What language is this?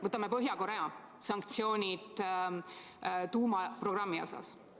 Estonian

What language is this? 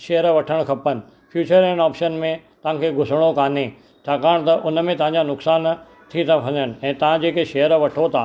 Sindhi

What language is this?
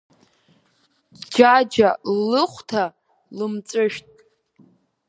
Abkhazian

